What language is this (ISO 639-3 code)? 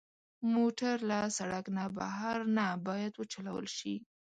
pus